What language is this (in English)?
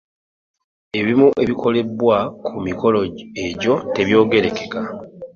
Ganda